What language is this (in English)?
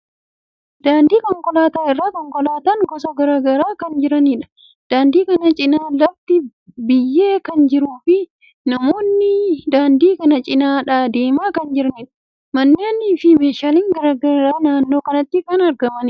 Oromo